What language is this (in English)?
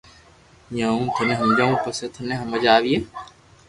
Loarki